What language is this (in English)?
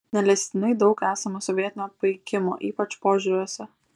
Lithuanian